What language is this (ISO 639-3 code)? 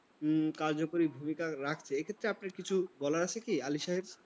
ben